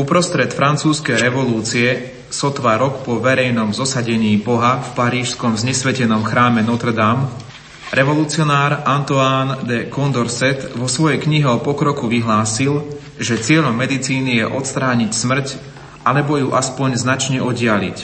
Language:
Slovak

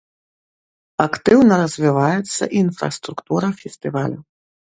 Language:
Belarusian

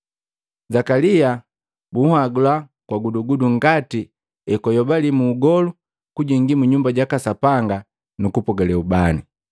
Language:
Matengo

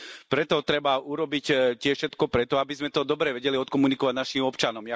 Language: Slovak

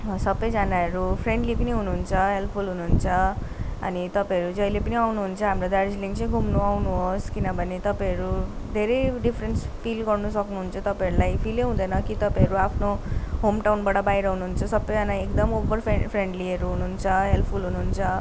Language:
Nepali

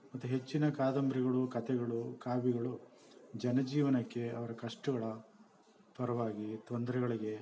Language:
Kannada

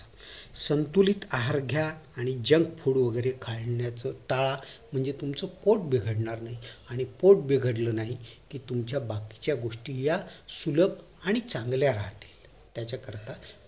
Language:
Marathi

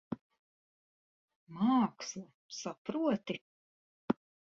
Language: Latvian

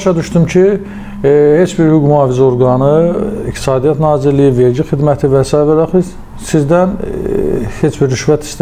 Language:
Turkish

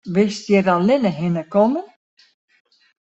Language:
Western Frisian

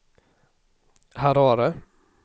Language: Swedish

